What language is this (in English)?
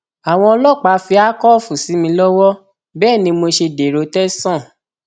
Yoruba